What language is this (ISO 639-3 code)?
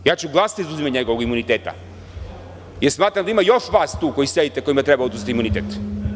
srp